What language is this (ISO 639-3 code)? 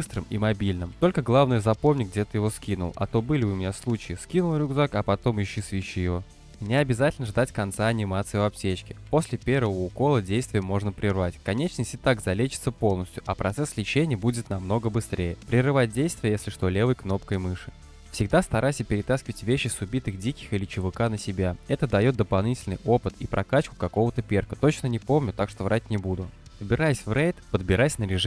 rus